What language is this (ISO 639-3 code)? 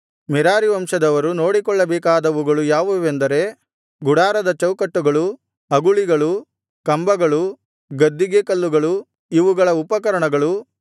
kan